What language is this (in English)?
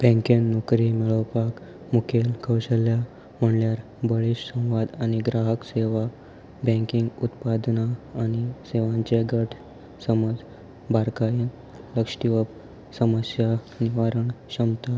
Konkani